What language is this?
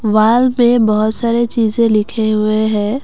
Hindi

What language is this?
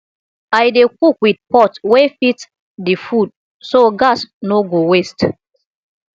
Nigerian Pidgin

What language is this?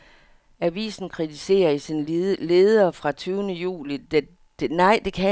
Danish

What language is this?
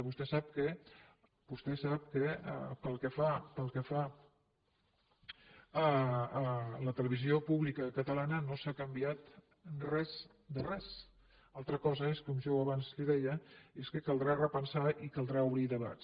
Catalan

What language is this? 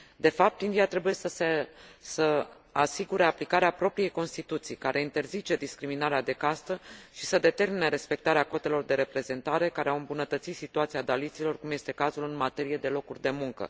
Romanian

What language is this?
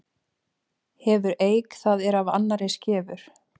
Icelandic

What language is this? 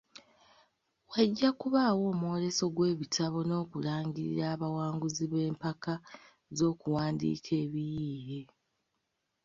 Ganda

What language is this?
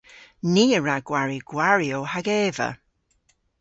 Cornish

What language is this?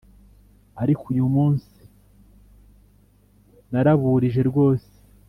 Kinyarwanda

